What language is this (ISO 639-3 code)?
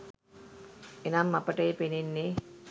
sin